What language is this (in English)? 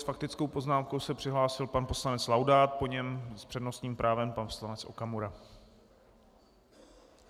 Czech